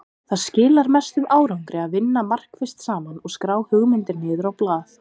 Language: Icelandic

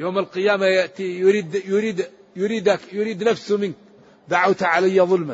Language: Arabic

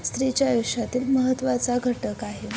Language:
Marathi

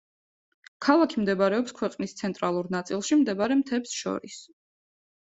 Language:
Georgian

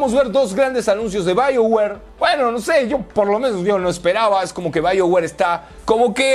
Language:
Spanish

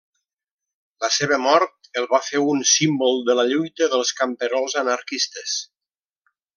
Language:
Catalan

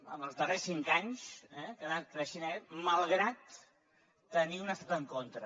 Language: Catalan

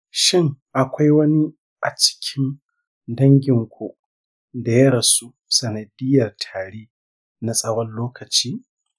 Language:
Hausa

